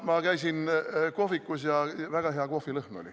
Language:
Estonian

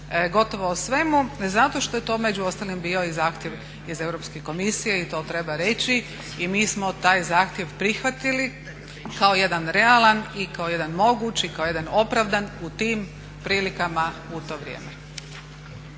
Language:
Croatian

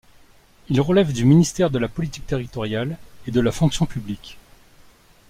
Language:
French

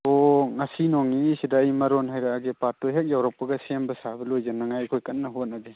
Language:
Manipuri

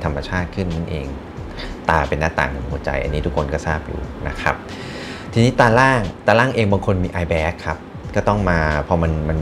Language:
Thai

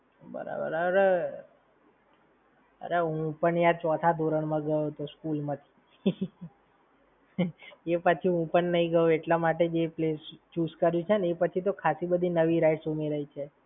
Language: Gujarati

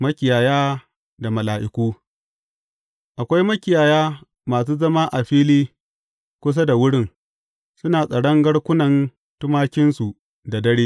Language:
Hausa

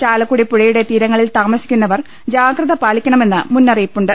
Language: Malayalam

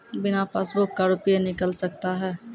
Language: Maithili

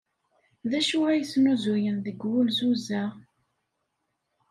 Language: Kabyle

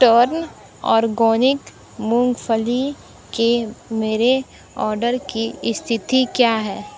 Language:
Hindi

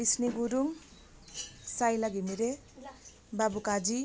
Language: Nepali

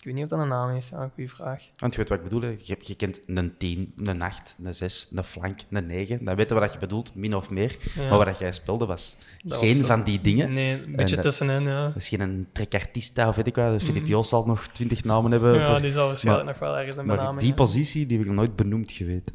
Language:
Dutch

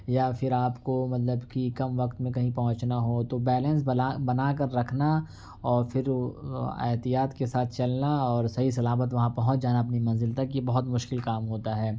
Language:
Urdu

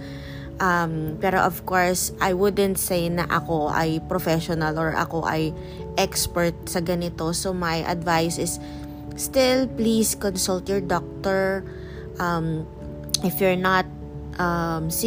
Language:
Filipino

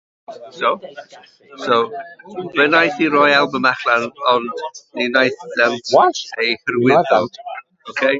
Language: Welsh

